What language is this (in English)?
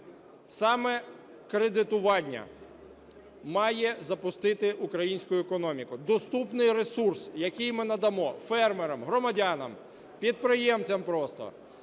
Ukrainian